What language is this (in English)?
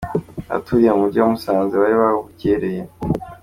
Kinyarwanda